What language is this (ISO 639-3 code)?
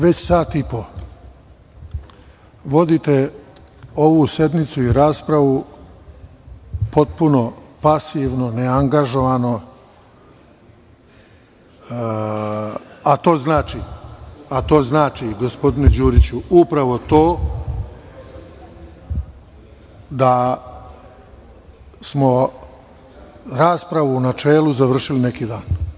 srp